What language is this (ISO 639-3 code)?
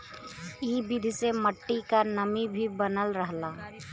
bho